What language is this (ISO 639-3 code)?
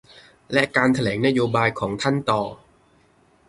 tha